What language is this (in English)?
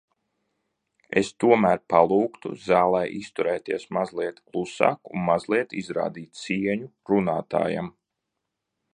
Latvian